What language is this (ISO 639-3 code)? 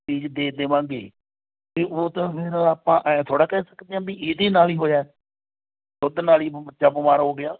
pan